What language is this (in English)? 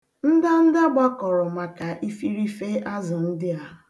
Igbo